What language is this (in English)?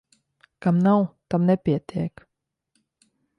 Latvian